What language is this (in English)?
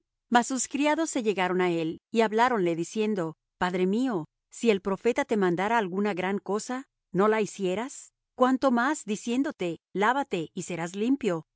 Spanish